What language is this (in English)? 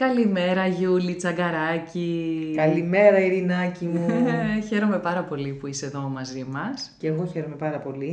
Greek